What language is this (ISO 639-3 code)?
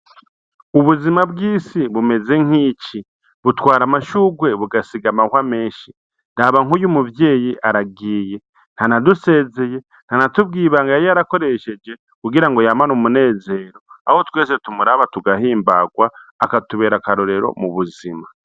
run